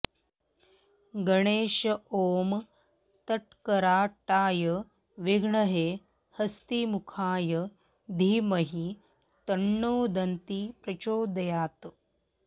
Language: Sanskrit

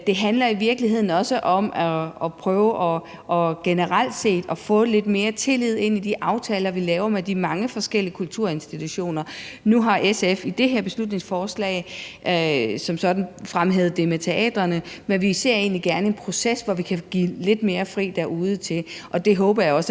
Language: Danish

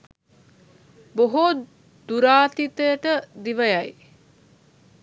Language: Sinhala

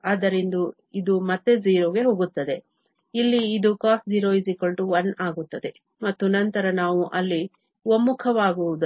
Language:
Kannada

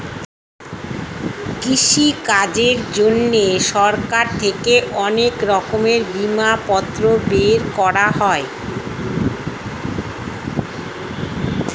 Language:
Bangla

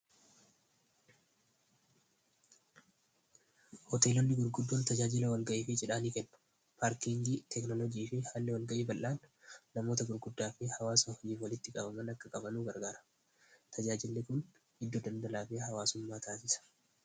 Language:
Oromo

